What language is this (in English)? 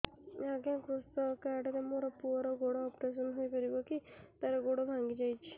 Odia